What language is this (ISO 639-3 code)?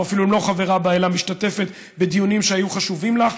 heb